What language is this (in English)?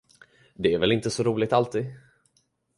Swedish